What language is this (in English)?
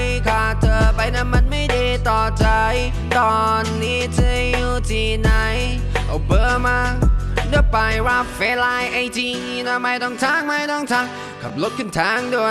Thai